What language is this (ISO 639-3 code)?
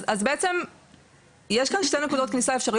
heb